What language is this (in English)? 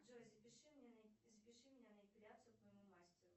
Russian